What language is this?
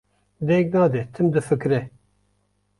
Kurdish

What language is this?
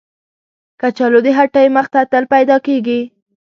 Pashto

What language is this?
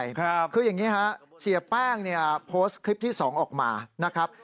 Thai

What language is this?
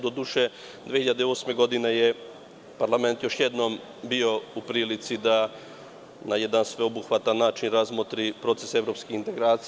Serbian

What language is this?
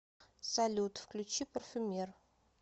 Russian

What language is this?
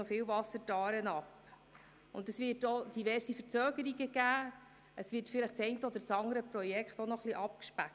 Swiss German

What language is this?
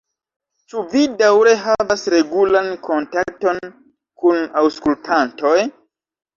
Esperanto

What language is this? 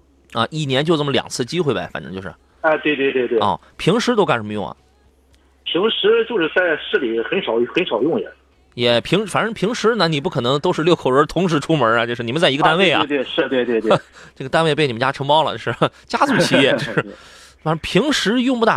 Chinese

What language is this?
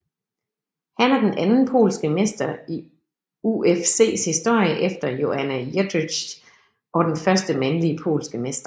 Danish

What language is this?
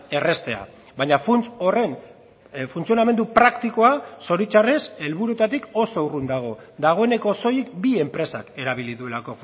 Basque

